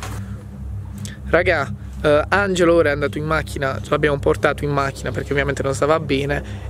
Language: Italian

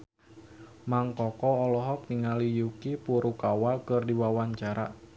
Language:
Sundanese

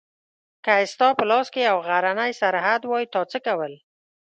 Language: Pashto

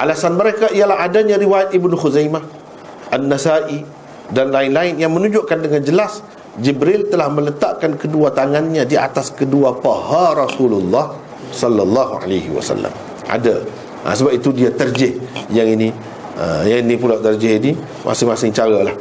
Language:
Malay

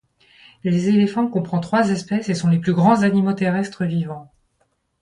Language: French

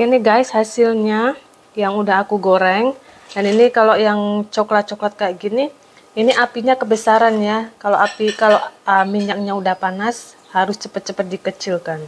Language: Indonesian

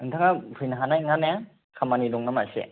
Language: Bodo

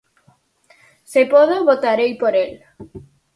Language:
Galician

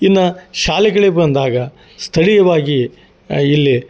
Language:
Kannada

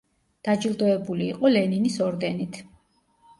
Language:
Georgian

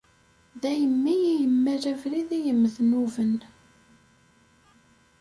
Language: Kabyle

